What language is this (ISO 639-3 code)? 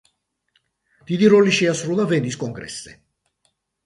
kat